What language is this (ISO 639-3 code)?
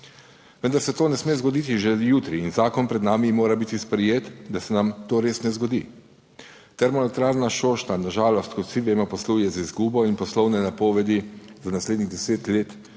slv